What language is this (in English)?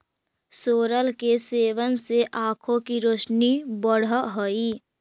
Magahi